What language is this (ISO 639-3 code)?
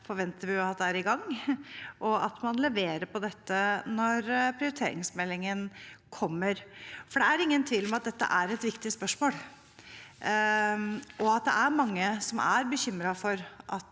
nor